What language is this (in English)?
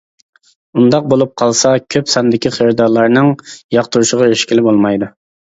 Uyghur